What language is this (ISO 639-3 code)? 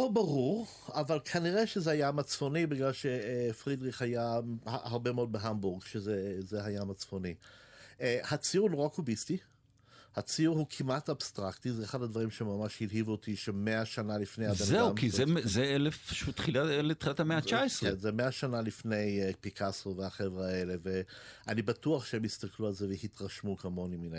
heb